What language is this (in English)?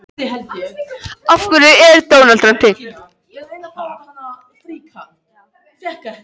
Icelandic